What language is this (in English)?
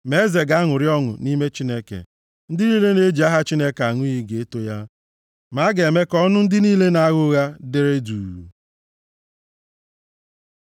Igbo